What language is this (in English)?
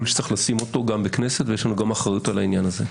Hebrew